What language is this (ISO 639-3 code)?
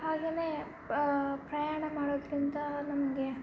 kan